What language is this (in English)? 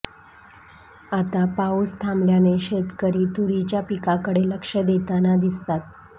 Marathi